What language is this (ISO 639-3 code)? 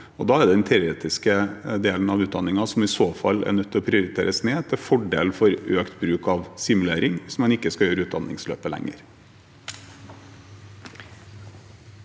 nor